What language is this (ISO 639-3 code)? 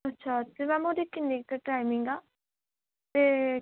pan